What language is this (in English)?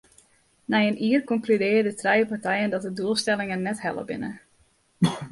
Western Frisian